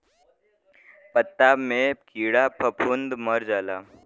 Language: Bhojpuri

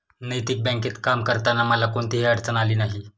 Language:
Marathi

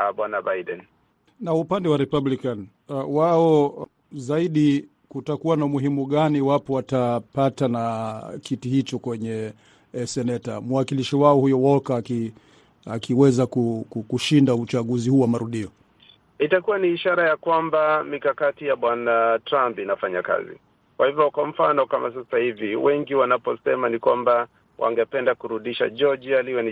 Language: Swahili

